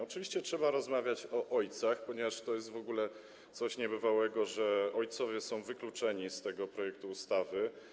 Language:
Polish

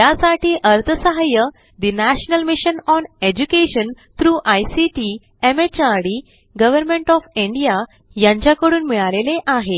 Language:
Marathi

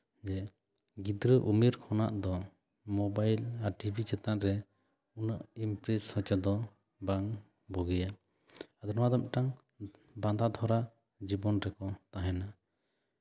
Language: Santali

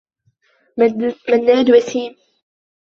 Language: Arabic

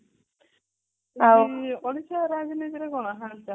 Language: Odia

